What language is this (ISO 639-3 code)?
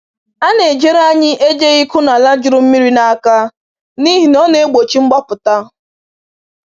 ibo